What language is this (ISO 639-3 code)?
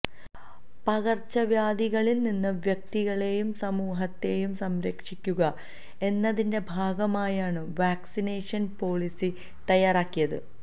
mal